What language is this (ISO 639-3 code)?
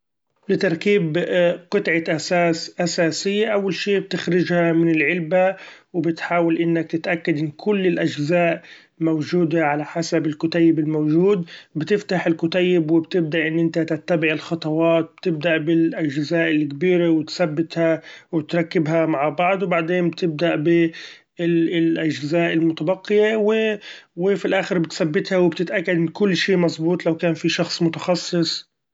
afb